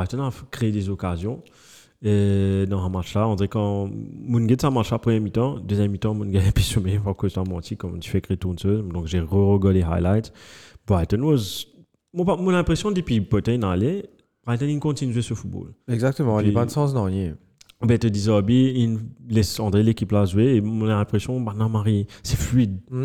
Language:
French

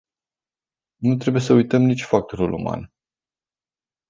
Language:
Romanian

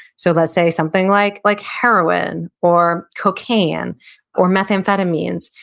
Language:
English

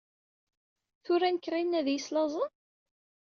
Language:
Kabyle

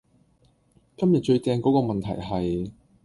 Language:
Cantonese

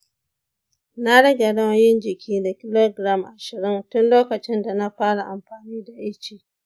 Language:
Hausa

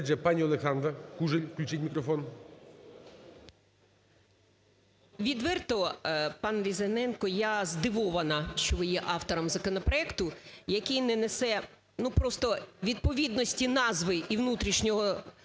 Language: Ukrainian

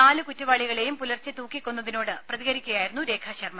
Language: Malayalam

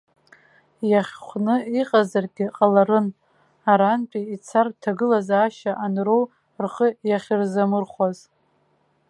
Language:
Abkhazian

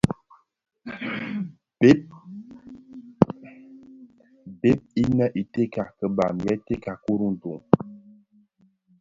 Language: Bafia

